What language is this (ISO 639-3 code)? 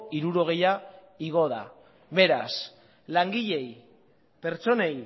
eus